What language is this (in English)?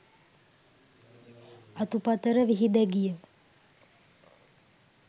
Sinhala